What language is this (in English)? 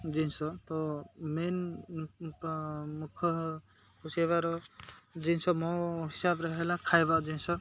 Odia